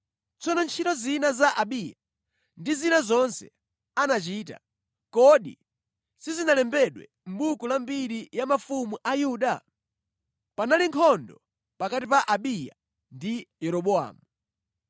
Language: Nyanja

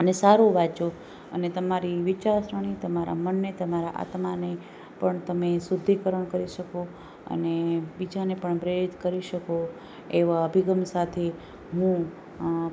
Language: Gujarati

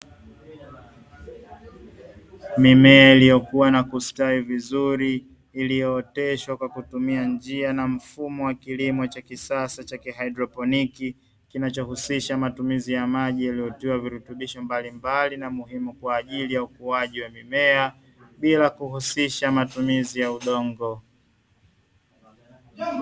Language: Swahili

